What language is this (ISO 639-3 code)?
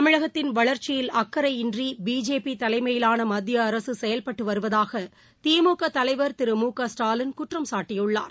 tam